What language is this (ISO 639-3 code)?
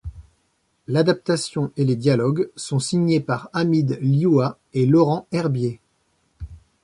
fra